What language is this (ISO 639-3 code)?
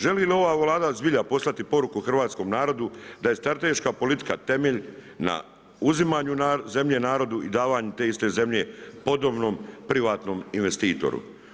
hrv